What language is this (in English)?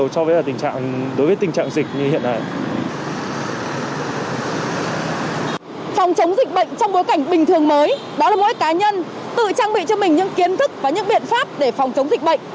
Vietnamese